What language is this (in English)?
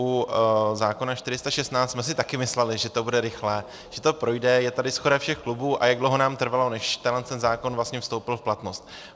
Czech